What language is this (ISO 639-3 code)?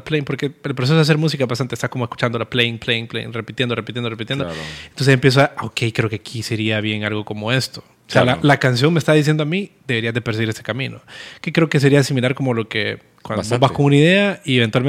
spa